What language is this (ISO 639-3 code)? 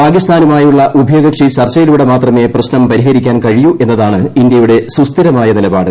mal